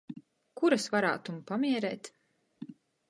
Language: Latgalian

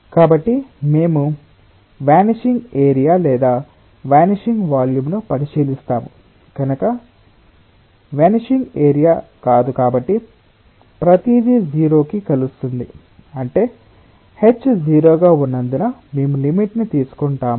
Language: Telugu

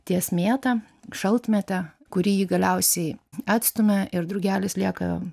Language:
Lithuanian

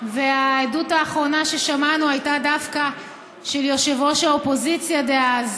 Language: Hebrew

